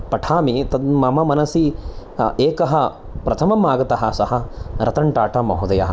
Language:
Sanskrit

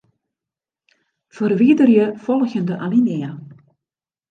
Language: Western Frisian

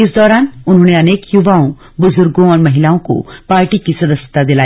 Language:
Hindi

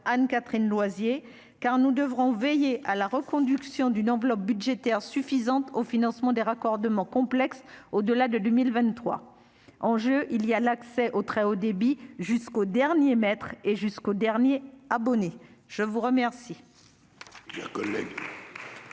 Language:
French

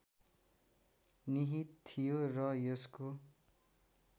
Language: Nepali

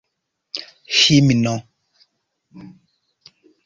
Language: Esperanto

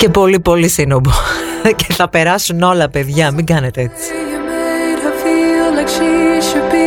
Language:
Greek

